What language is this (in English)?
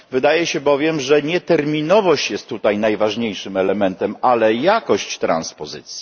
Polish